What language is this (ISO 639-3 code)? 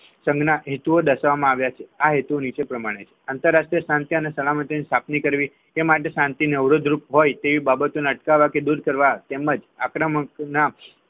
guj